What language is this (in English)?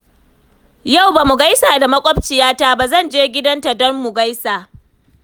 Hausa